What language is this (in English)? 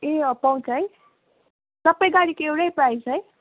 Nepali